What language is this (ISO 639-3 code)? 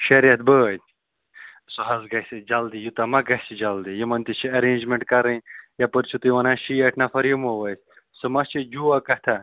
kas